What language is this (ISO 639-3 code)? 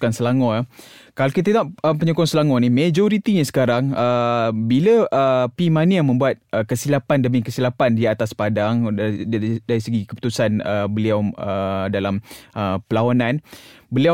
msa